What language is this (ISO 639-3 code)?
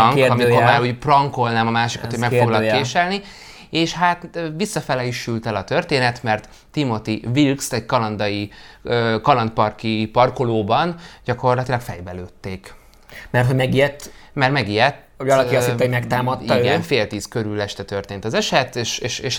hun